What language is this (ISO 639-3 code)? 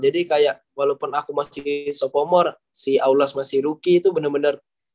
ind